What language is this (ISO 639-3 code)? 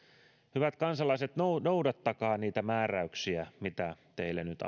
fin